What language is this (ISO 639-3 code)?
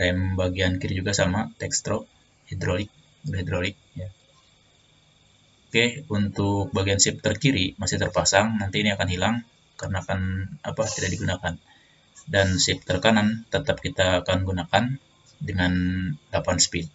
ind